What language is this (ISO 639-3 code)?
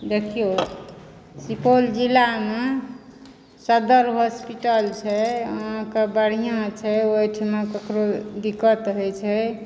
mai